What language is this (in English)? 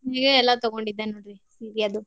Kannada